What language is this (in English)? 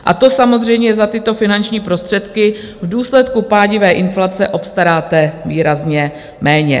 Czech